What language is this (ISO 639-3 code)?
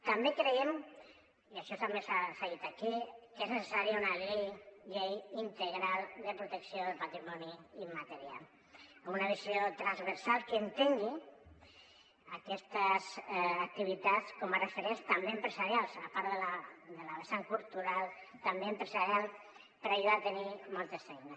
cat